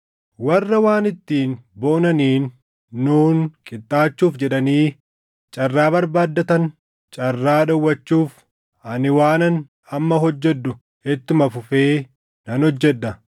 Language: Oromo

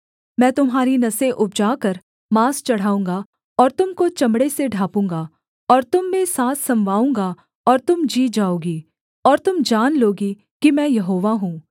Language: Hindi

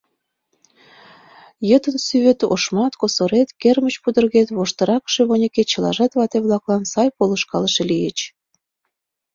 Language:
Mari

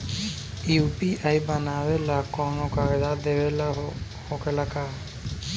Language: Bhojpuri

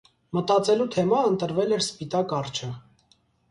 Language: Armenian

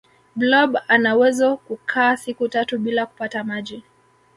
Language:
Swahili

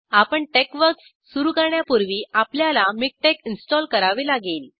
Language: Marathi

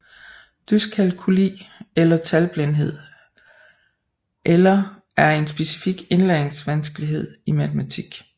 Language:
Danish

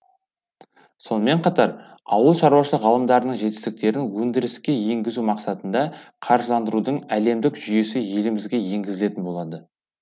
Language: Kazakh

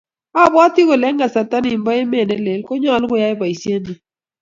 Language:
Kalenjin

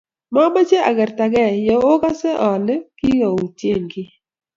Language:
Kalenjin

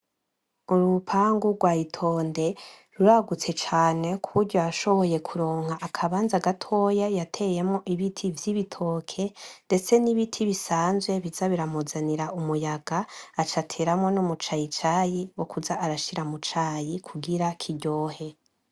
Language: Rundi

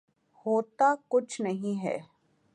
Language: Urdu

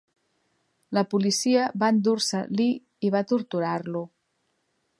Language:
Catalan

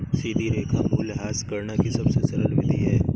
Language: Hindi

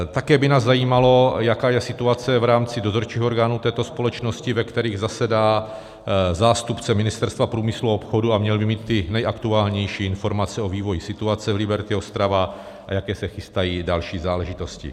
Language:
Czech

